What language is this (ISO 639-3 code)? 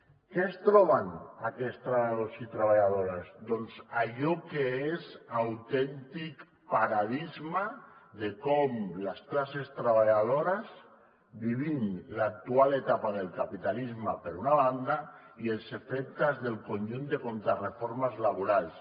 cat